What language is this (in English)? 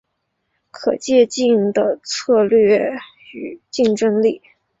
Chinese